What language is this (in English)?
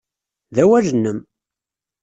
Kabyle